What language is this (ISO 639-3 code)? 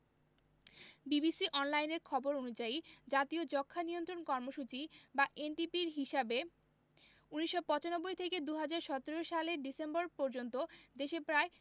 ben